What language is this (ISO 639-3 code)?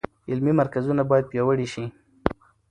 pus